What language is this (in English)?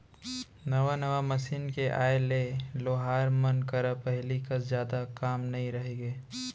Chhattisgarhi